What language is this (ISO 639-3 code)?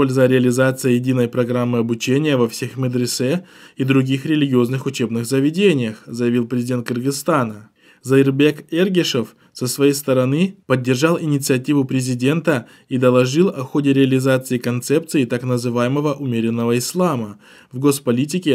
rus